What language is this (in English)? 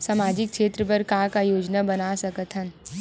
Chhattisgarhi